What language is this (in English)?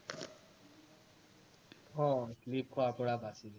Assamese